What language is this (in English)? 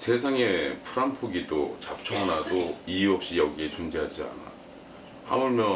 Korean